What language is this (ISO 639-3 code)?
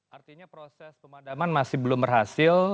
ind